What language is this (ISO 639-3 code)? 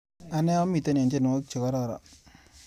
kln